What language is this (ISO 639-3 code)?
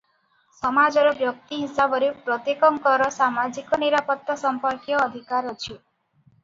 ori